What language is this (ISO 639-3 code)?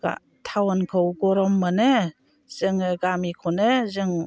brx